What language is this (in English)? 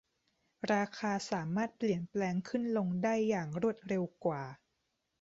Thai